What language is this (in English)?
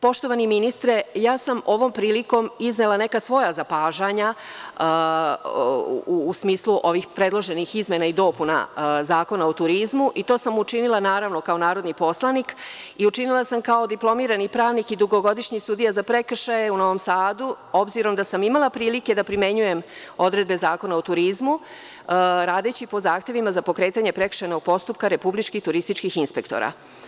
Serbian